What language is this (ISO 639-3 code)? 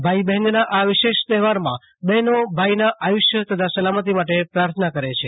guj